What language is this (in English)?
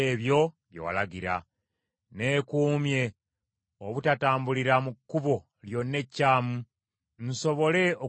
Ganda